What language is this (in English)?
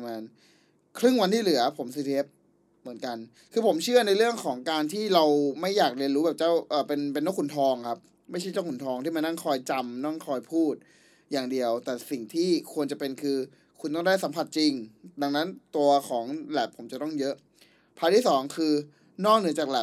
Thai